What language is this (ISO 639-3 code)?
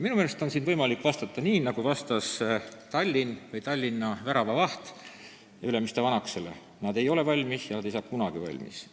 est